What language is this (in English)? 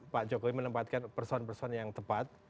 Indonesian